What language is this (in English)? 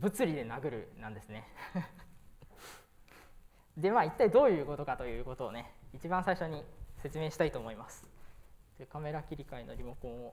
Japanese